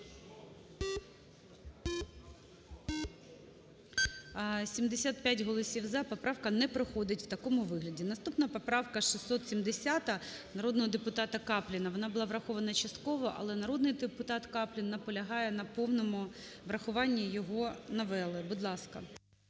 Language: Ukrainian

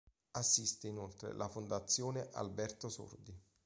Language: Italian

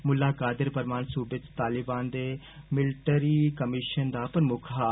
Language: Dogri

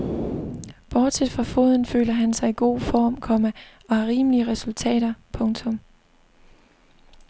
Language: Danish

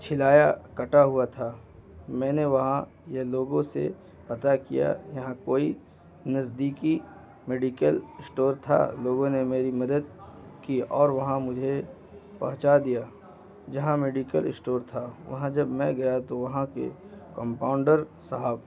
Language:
Urdu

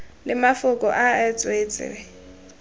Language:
Tswana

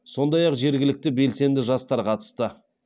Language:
Kazakh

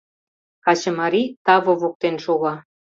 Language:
Mari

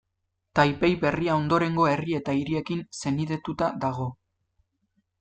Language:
Basque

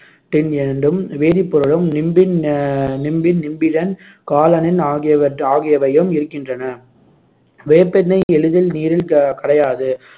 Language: Tamil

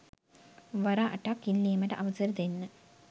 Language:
Sinhala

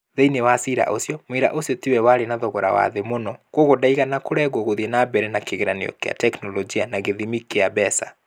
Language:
Kikuyu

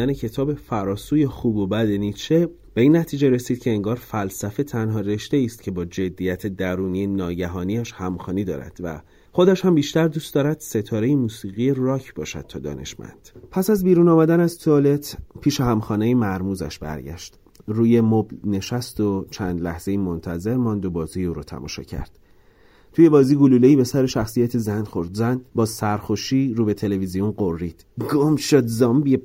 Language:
Persian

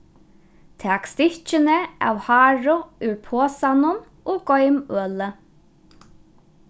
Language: Faroese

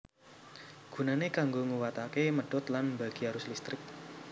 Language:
Javanese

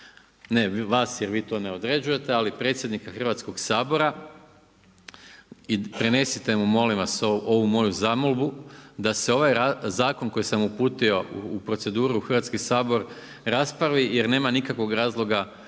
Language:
Croatian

